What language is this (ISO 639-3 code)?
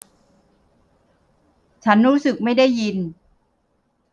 tha